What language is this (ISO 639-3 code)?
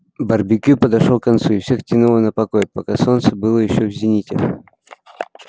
rus